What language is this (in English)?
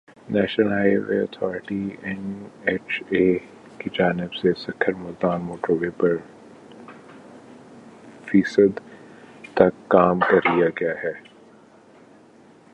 Urdu